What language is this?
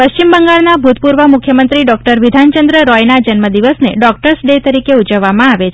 Gujarati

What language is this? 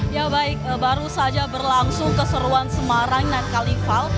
Indonesian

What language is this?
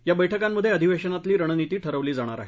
Marathi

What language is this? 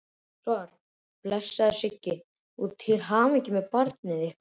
Icelandic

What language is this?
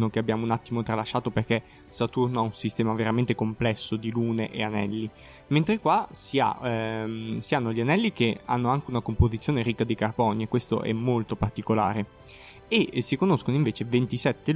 Italian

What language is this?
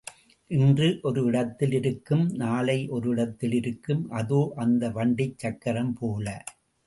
Tamil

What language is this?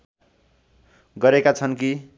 Nepali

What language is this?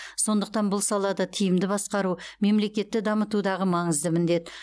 Kazakh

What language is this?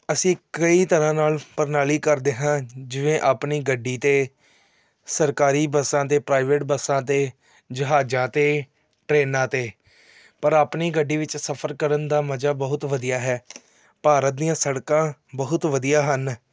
Punjabi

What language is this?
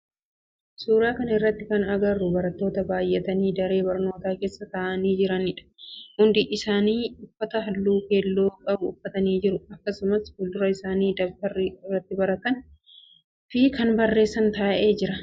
Oromo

